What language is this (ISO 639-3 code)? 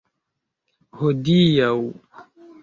epo